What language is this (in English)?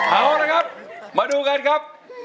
Thai